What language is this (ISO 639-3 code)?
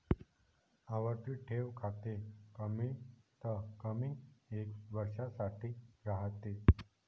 mar